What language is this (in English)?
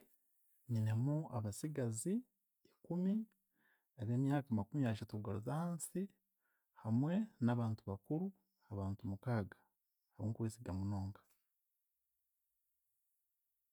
Chiga